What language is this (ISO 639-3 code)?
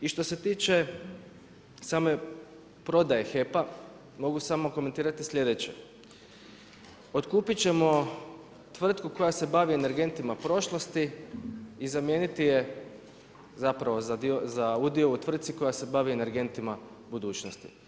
hrv